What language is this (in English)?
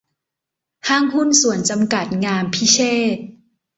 Thai